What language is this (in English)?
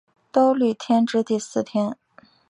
Chinese